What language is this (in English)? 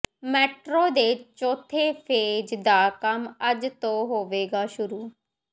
Punjabi